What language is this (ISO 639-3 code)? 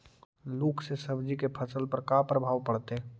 mag